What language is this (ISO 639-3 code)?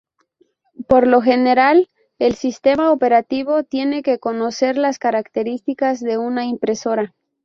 spa